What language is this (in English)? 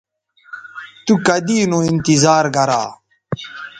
Bateri